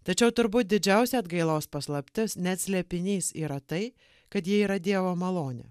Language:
Lithuanian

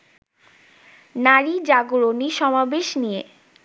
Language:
Bangla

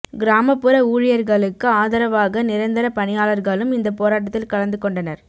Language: Tamil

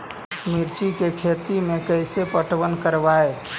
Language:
Magahi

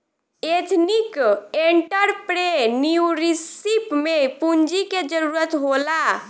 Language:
Bhojpuri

